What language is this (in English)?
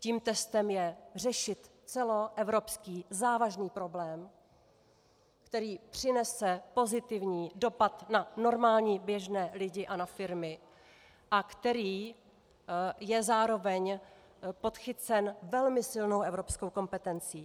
Czech